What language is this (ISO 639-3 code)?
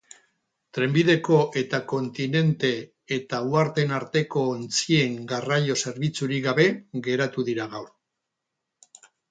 eus